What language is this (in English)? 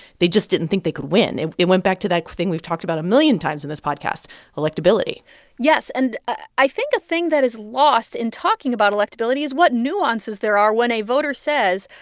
English